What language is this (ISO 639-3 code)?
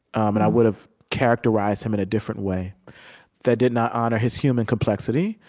eng